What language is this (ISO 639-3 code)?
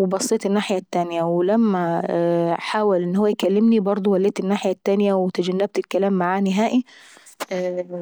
aec